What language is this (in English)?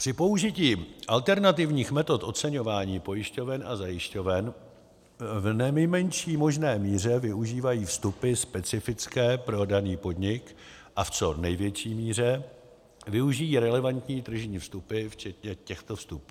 Czech